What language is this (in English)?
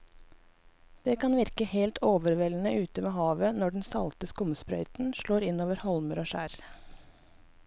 Norwegian